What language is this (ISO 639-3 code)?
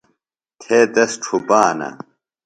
phl